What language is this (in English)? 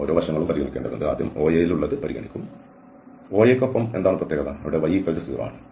Malayalam